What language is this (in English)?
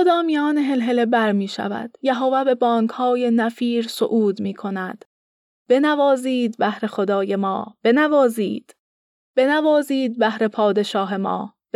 Persian